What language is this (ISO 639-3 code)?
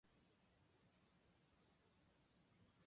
jpn